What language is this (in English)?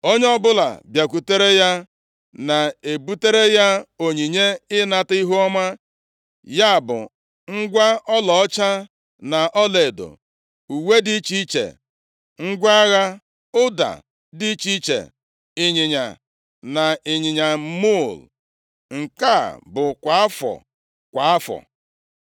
Igbo